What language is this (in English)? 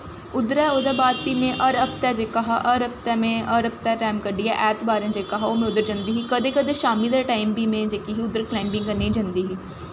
Dogri